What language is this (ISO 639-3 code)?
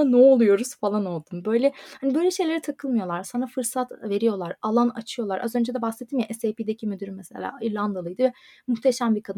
tur